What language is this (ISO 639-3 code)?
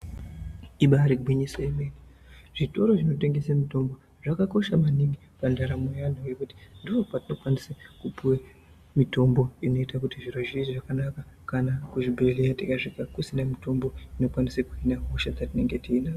ndc